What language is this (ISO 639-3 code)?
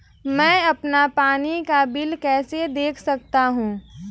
hin